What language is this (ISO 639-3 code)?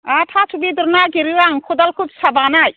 brx